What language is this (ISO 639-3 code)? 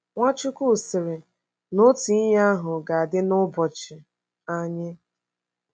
ibo